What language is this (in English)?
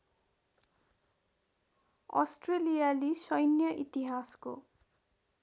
Nepali